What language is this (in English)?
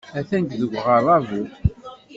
Kabyle